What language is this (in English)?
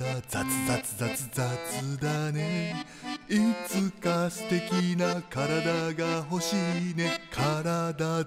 Japanese